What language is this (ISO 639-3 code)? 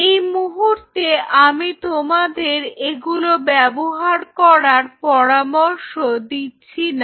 ben